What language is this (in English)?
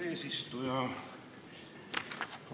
Estonian